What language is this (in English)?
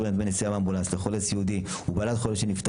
Hebrew